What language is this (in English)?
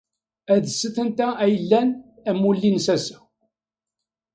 Kabyle